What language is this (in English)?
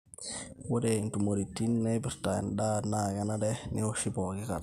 Masai